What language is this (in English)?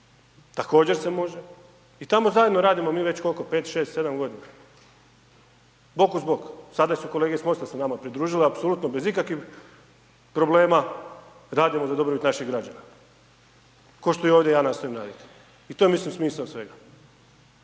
Croatian